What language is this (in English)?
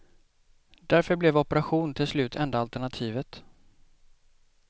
Swedish